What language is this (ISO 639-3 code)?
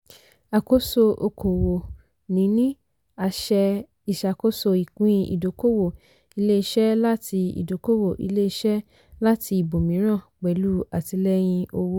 yor